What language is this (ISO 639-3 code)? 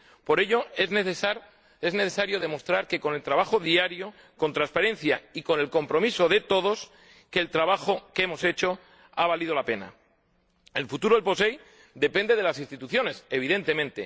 spa